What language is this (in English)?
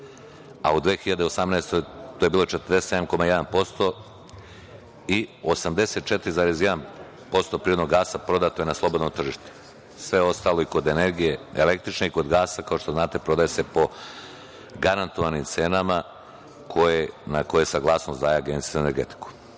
Serbian